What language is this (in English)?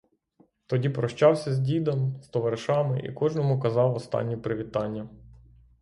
Ukrainian